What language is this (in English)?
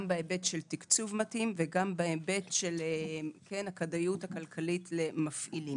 Hebrew